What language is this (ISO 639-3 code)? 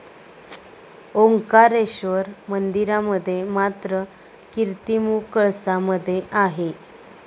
mar